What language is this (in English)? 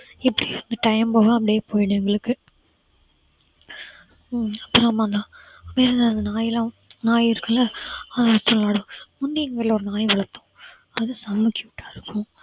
Tamil